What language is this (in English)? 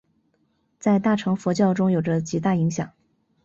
Chinese